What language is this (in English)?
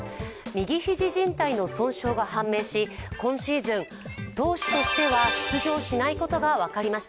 Japanese